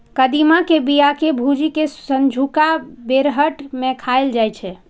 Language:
Maithili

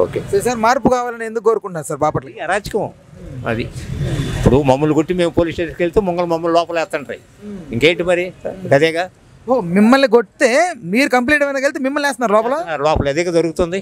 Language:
Telugu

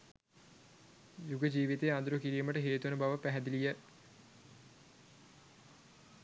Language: Sinhala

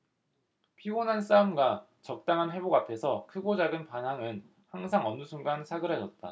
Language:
Korean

